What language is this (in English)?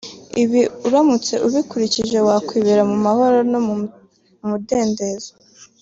Kinyarwanda